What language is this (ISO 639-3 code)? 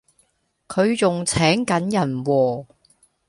yue